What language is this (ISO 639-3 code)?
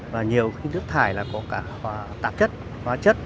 vie